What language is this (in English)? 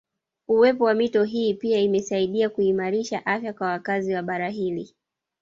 Swahili